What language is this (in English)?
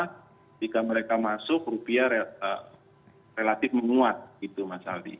Indonesian